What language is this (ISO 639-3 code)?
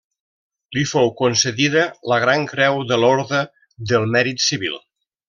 cat